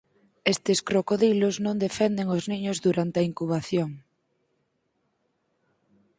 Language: Galician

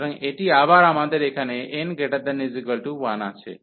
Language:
Bangla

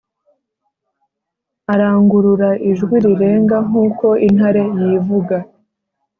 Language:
Kinyarwanda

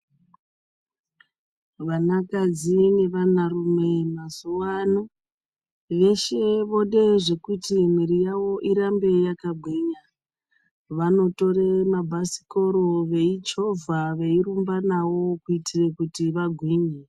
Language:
Ndau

